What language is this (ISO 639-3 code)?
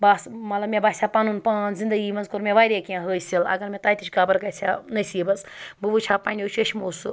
kas